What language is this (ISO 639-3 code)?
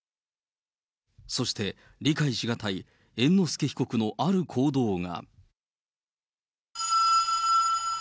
jpn